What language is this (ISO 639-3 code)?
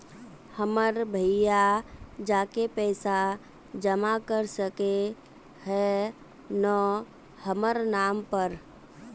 mag